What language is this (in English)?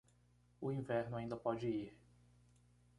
Portuguese